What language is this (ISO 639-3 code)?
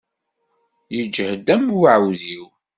kab